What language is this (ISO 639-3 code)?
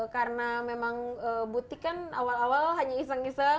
ind